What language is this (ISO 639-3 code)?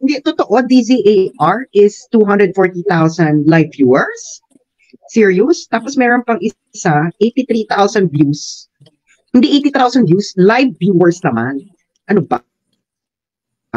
fil